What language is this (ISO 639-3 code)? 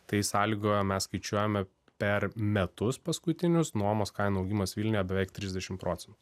lit